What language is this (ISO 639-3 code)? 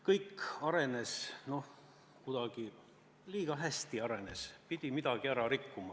est